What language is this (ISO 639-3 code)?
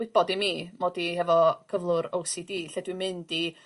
cym